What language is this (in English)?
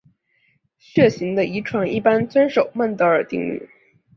Chinese